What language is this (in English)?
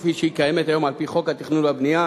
Hebrew